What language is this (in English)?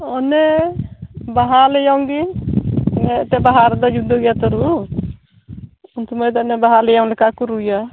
Santali